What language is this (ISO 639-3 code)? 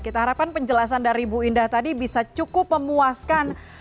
ind